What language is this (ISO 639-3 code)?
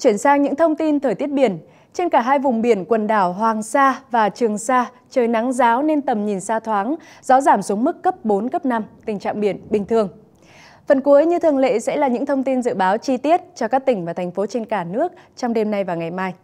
vie